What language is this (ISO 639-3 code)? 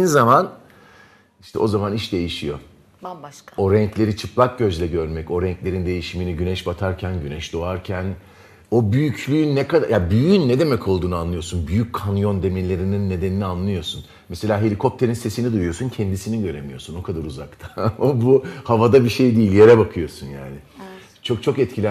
tur